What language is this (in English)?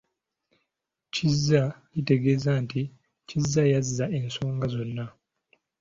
Ganda